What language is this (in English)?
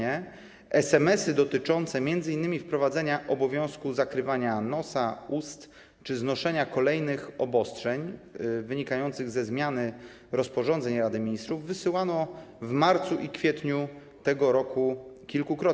Polish